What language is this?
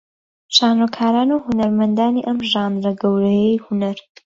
Central Kurdish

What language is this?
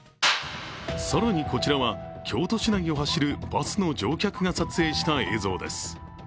Japanese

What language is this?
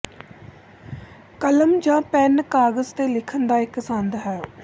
Punjabi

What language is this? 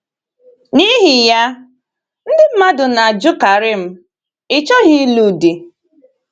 Igbo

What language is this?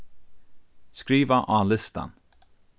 Faroese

